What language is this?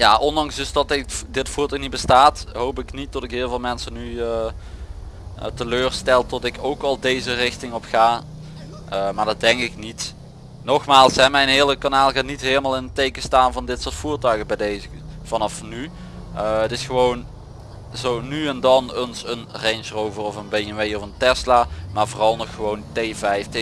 Dutch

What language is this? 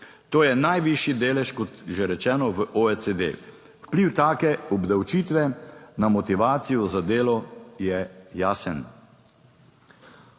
Slovenian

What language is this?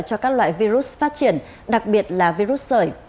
Vietnamese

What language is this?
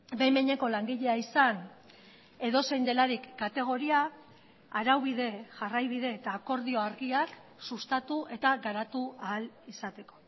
Basque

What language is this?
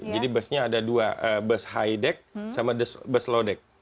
Indonesian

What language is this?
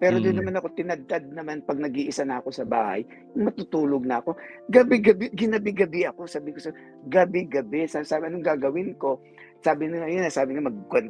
Filipino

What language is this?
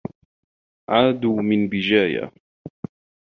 Arabic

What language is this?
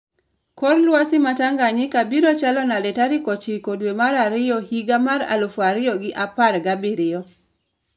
Luo (Kenya and Tanzania)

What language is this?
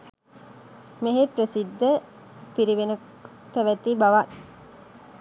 Sinhala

